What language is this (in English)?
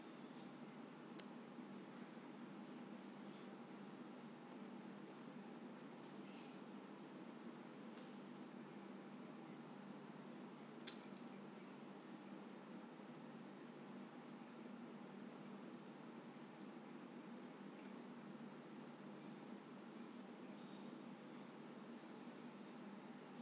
English